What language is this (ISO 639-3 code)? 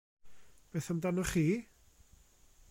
cym